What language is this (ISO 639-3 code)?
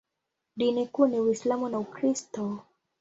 swa